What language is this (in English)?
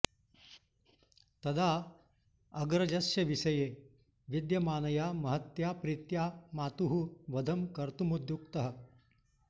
Sanskrit